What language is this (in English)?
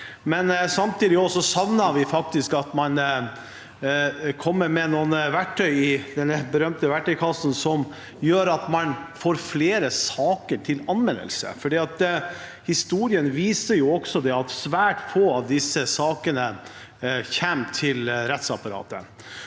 Norwegian